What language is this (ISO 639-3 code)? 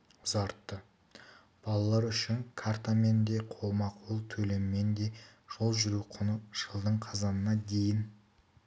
kaz